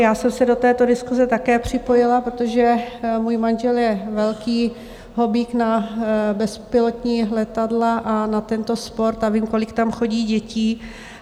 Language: Czech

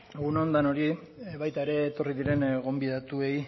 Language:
Basque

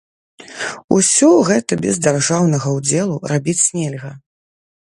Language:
Belarusian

